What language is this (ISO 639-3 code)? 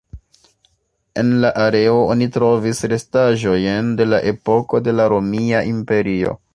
epo